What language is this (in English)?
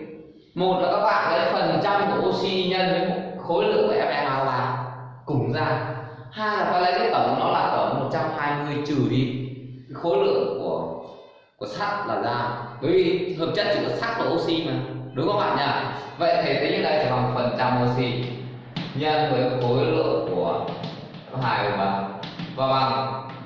Vietnamese